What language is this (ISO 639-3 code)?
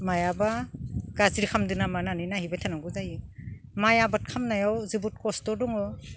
brx